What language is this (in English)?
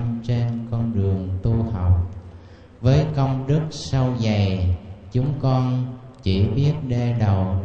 Vietnamese